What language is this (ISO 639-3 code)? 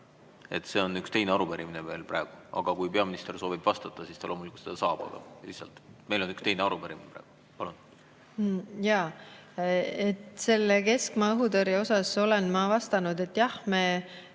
est